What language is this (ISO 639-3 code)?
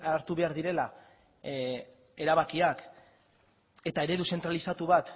eus